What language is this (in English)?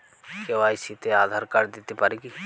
Bangla